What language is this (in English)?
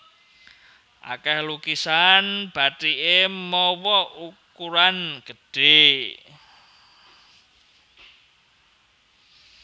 Javanese